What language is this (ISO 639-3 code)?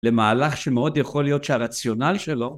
heb